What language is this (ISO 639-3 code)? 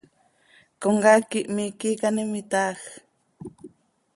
sei